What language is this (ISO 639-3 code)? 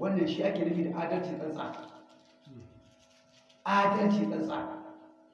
hau